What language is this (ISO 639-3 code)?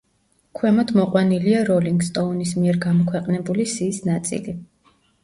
kat